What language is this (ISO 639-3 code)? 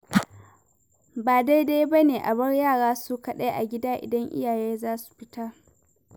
hau